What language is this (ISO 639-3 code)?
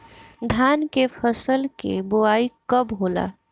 bho